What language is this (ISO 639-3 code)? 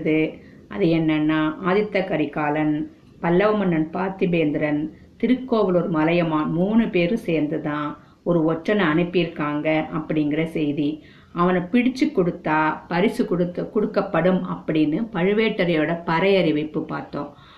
tam